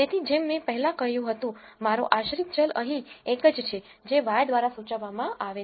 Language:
Gujarati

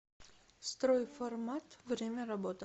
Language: Russian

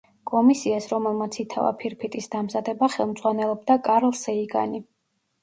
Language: Georgian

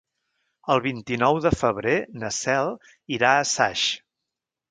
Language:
Catalan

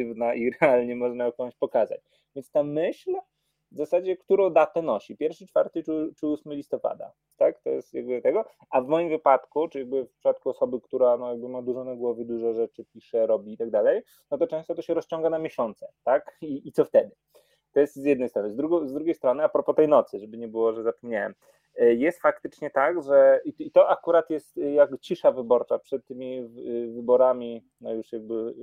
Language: Polish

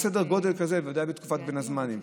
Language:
Hebrew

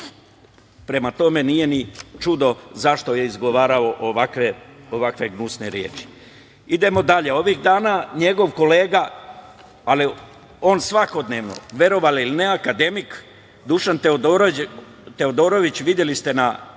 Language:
Serbian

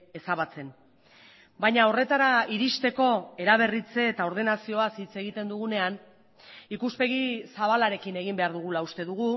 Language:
Basque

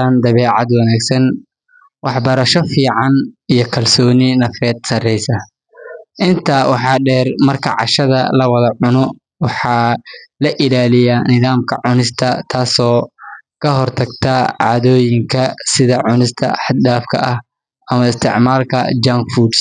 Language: Somali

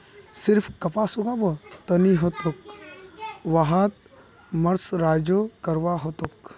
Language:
Magahi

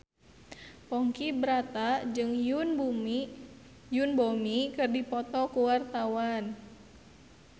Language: Sundanese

